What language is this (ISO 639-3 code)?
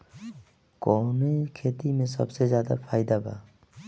bho